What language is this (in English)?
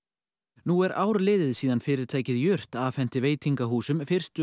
Icelandic